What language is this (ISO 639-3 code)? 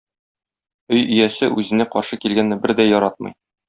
tat